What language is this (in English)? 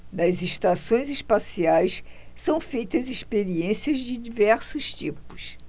Portuguese